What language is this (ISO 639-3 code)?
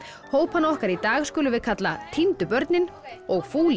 isl